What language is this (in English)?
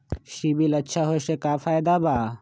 Magahi